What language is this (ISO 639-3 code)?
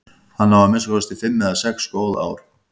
isl